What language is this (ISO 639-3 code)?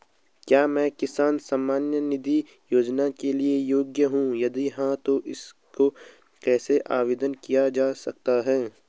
hin